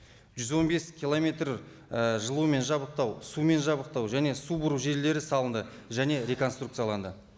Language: Kazakh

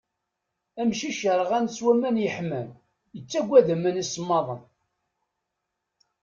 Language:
Kabyle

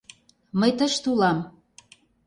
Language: Mari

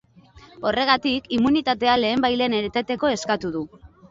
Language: Basque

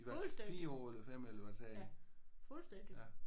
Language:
Danish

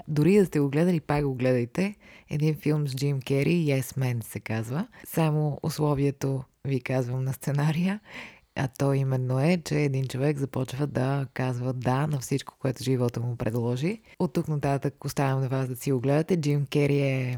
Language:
Bulgarian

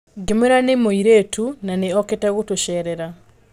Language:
Kikuyu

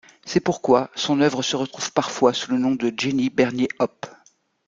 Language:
French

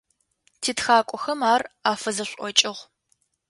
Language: Adyghe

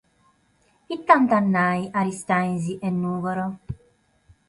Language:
Sardinian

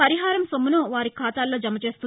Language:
Telugu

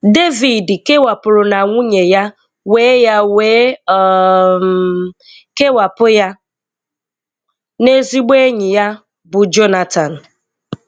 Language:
Igbo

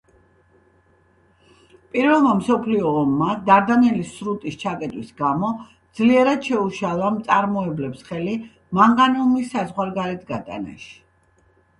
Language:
Georgian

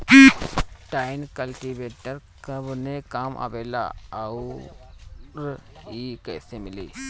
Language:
Bhojpuri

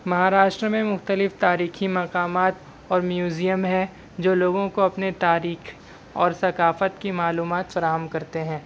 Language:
Urdu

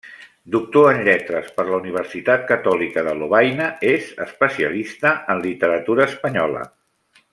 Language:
Catalan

